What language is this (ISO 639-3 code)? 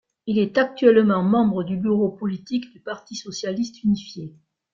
fra